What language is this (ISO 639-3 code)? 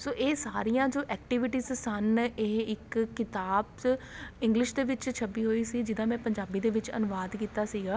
pan